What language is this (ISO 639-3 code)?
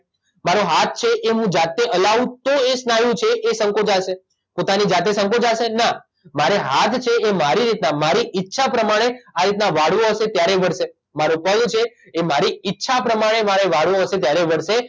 guj